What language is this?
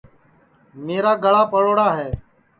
Sansi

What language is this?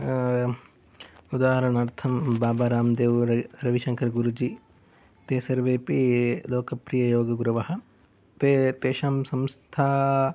Sanskrit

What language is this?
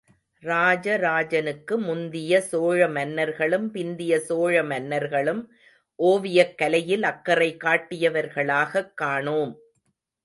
Tamil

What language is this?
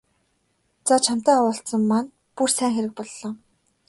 Mongolian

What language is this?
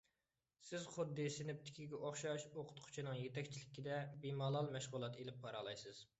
Uyghur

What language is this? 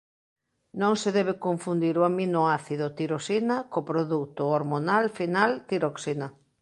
Galician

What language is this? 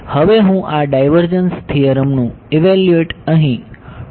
Gujarati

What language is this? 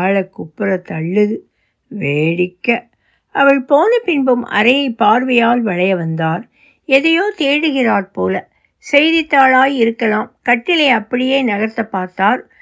Tamil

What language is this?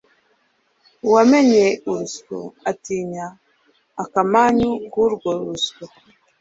Kinyarwanda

